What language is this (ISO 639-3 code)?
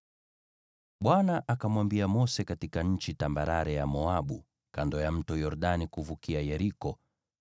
swa